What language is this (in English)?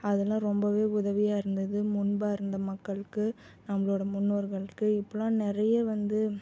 Tamil